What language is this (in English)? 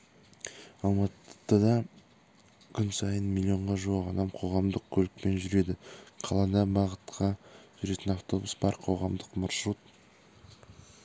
Kazakh